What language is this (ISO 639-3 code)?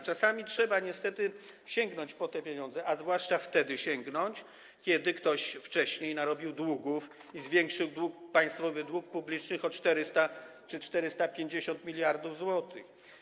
pol